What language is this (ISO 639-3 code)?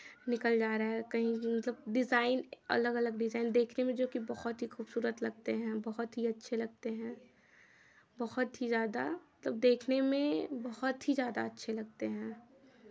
hin